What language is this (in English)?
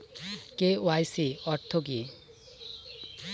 Bangla